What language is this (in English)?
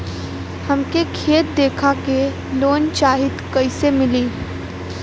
Bhojpuri